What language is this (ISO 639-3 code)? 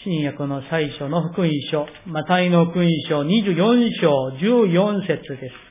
jpn